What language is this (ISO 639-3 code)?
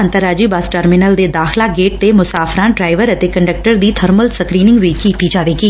pan